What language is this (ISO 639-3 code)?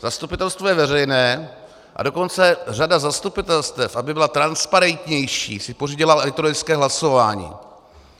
ces